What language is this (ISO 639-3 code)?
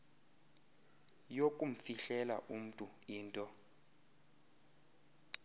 xho